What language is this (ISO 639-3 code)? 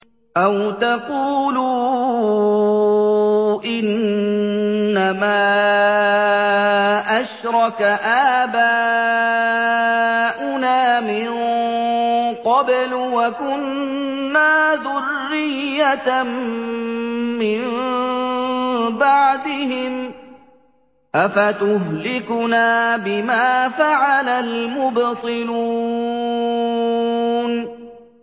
ara